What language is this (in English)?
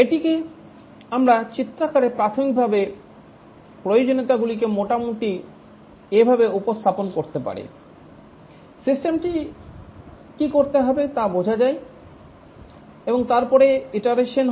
Bangla